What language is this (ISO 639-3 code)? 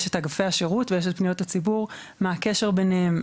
heb